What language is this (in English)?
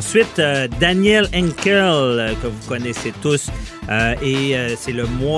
French